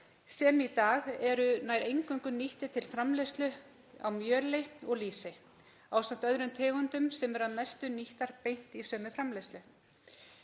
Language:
Icelandic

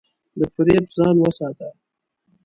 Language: Pashto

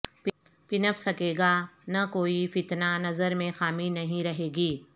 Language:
Urdu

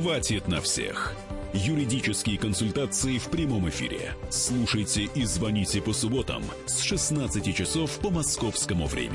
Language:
Russian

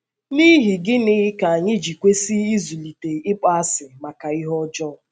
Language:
Igbo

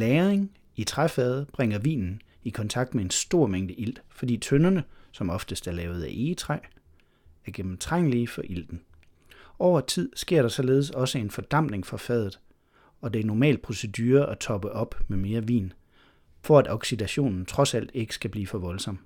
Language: Danish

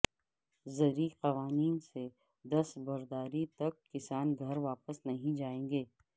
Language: Urdu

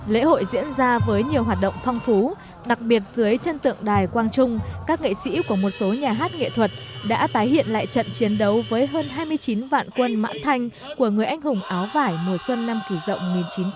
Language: Vietnamese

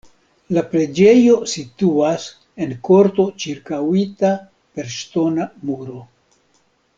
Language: Esperanto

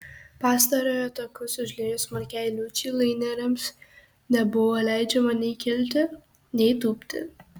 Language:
Lithuanian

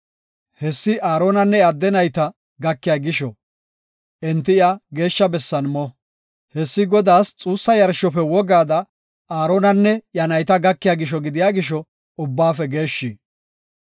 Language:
Gofa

